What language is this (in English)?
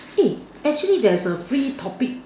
English